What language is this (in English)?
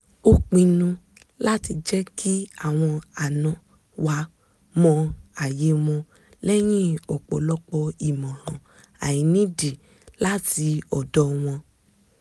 Yoruba